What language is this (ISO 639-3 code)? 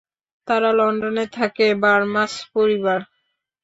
ben